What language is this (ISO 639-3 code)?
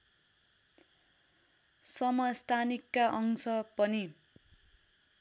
nep